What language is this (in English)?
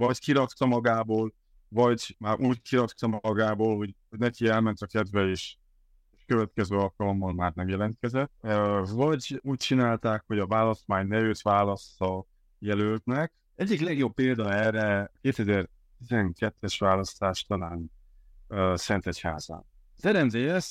Hungarian